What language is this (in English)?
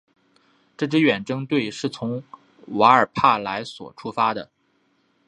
Chinese